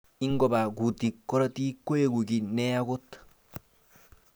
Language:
Kalenjin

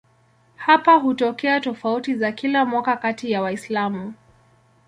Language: Swahili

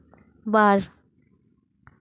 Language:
Santali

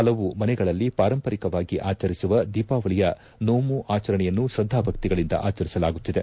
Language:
Kannada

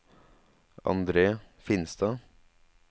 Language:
Norwegian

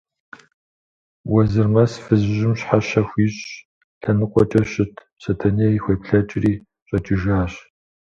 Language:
Kabardian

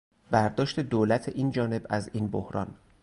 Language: Persian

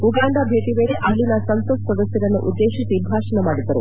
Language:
Kannada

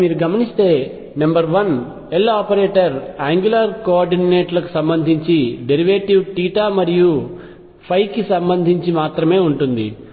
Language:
Telugu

